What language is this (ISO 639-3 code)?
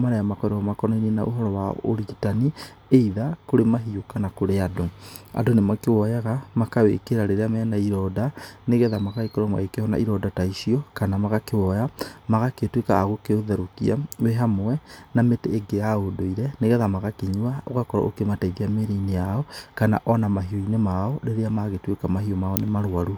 kik